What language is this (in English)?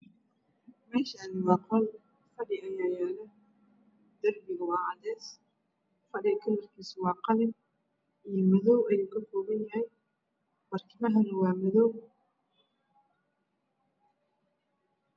Somali